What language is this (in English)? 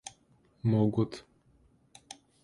Russian